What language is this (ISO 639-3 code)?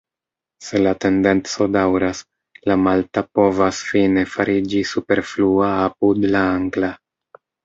epo